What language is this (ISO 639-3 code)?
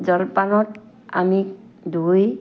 asm